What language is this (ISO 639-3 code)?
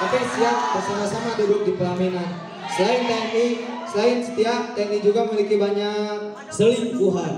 ind